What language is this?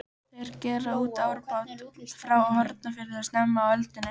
Icelandic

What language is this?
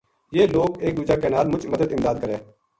Gujari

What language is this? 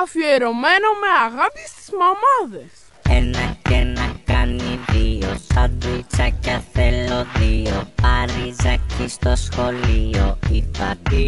Greek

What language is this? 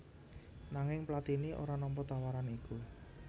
Javanese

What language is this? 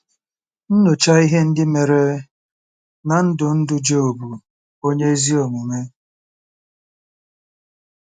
Igbo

